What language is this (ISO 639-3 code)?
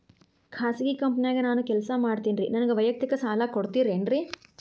kan